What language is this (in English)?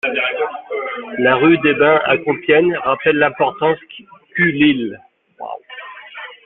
French